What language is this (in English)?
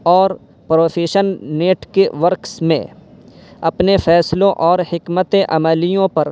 Urdu